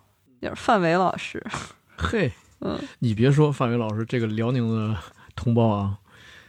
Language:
Chinese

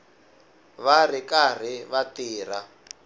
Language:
Tsonga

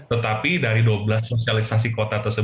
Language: Indonesian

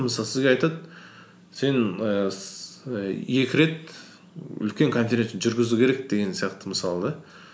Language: Kazakh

